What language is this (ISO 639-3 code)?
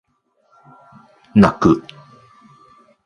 jpn